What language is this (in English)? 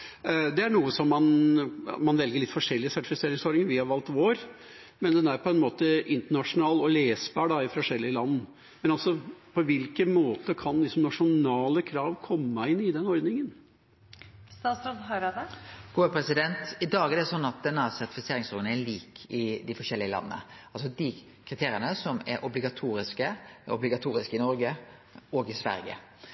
Norwegian